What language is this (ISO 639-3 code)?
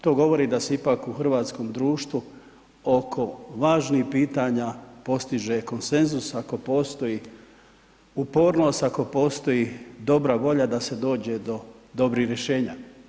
hrv